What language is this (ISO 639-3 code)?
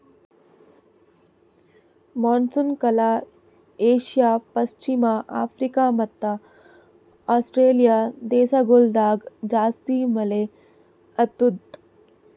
kan